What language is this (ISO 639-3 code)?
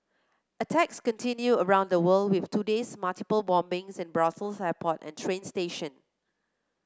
eng